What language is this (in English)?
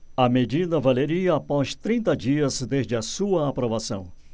Portuguese